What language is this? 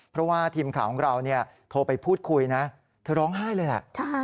Thai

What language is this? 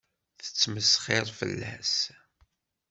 Kabyle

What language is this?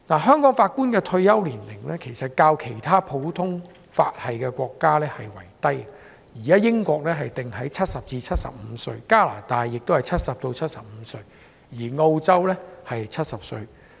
Cantonese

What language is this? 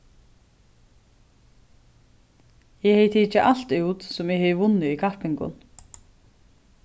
Faroese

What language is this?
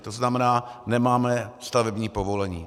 Czech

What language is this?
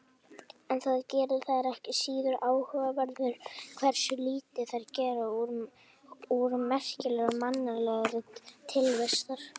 Icelandic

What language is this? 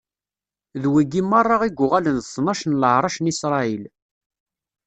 Kabyle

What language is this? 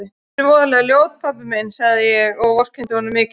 Icelandic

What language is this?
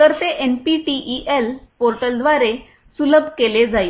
Marathi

